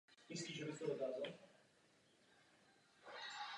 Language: Czech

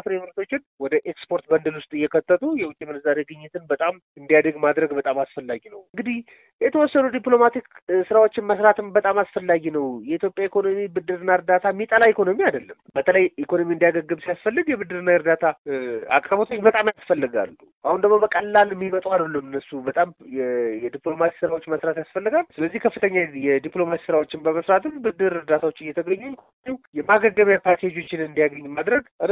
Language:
Amharic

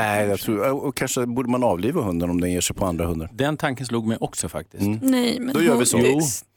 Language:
Swedish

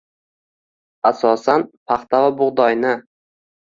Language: Uzbek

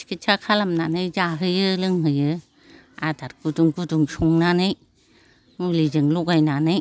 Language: Bodo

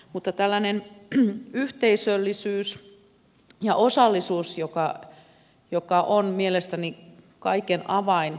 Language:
Finnish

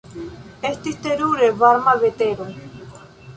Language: Esperanto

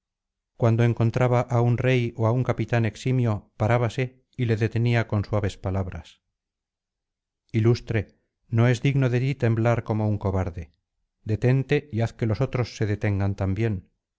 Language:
Spanish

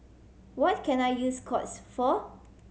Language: English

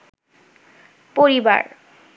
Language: Bangla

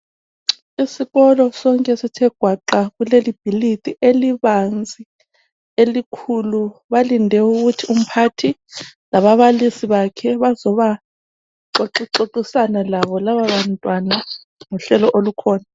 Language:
North Ndebele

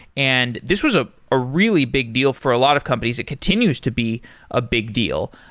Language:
English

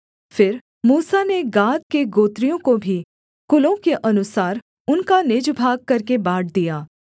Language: Hindi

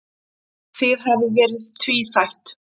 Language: Icelandic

